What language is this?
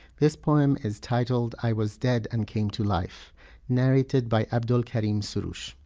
English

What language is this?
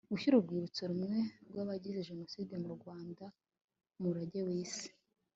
Kinyarwanda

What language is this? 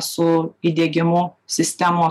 Lithuanian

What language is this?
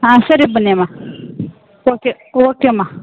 Kannada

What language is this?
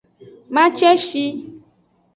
Aja (Benin)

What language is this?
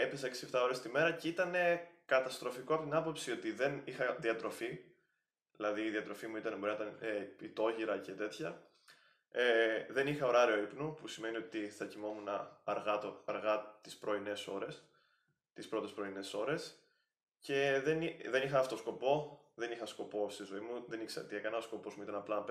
Greek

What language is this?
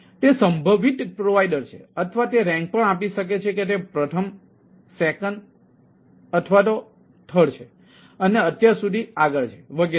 Gujarati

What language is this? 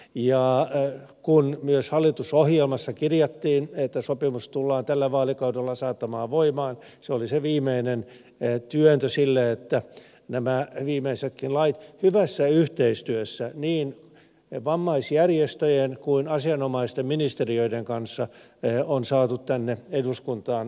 Finnish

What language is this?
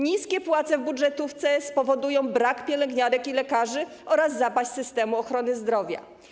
Polish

